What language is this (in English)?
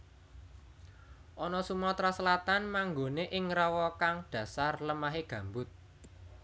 Javanese